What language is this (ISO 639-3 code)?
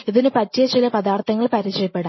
mal